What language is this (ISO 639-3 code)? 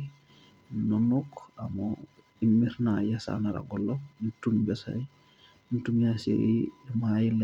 mas